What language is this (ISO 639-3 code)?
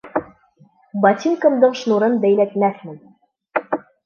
bak